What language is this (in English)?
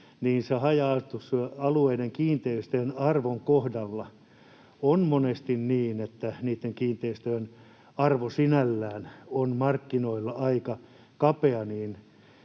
Finnish